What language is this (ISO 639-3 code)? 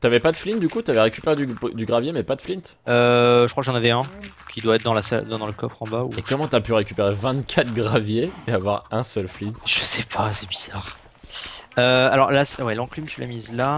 fra